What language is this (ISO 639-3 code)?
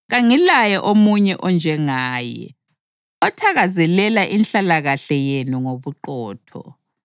nde